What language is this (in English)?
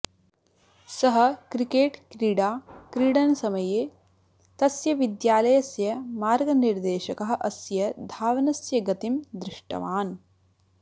Sanskrit